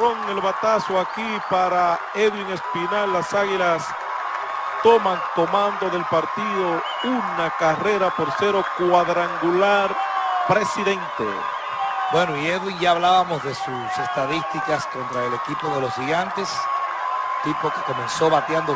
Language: Spanish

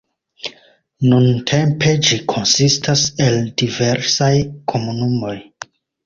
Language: Esperanto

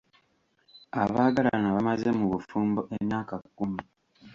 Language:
Ganda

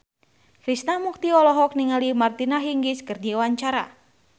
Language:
Sundanese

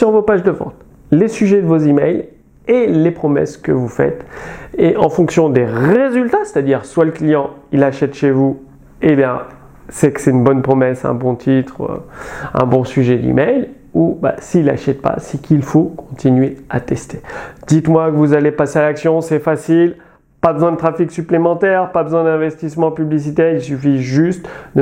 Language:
French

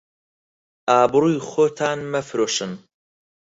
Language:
Central Kurdish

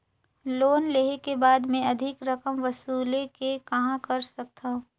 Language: Chhattisgarhi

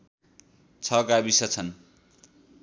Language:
Nepali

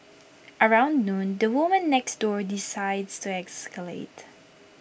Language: English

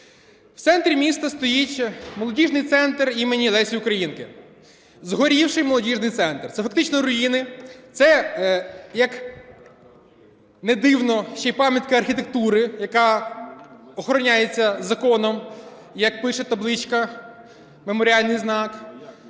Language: Ukrainian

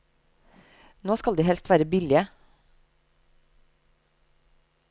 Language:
Norwegian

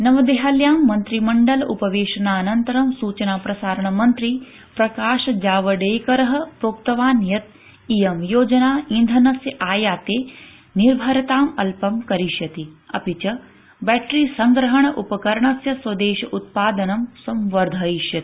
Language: Sanskrit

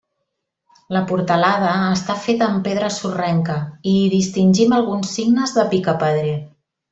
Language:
Catalan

